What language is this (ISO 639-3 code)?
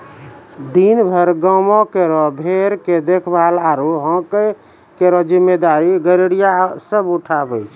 mai